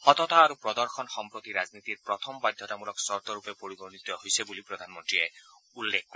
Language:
Assamese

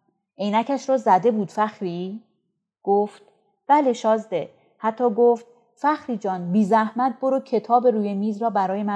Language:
Persian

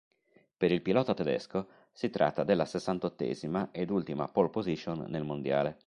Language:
Italian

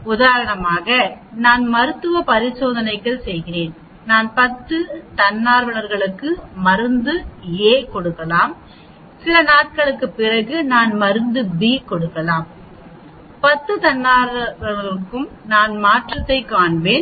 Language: Tamil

